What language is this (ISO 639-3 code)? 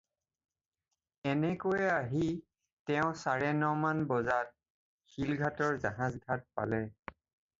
asm